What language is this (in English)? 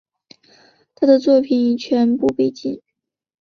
Chinese